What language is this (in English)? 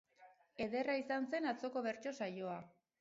Basque